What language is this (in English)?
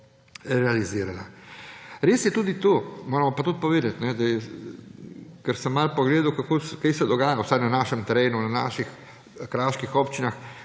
Slovenian